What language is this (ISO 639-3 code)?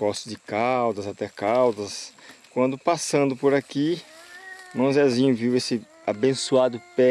por